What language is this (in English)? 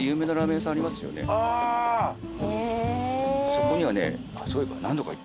Japanese